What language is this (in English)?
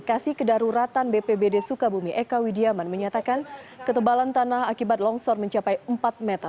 Indonesian